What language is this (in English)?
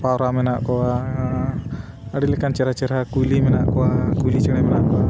Santali